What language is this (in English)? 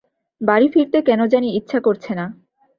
Bangla